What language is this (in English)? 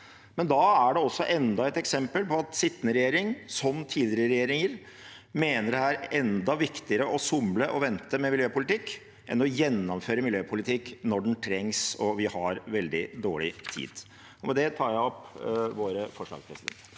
Norwegian